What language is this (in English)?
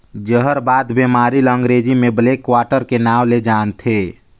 Chhattisgarhi